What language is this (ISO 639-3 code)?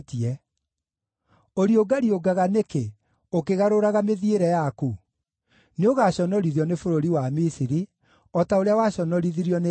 kik